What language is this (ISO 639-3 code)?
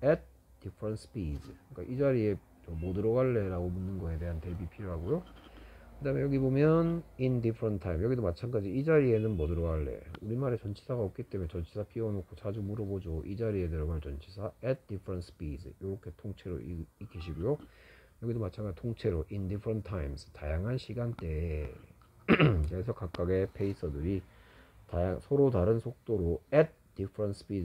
kor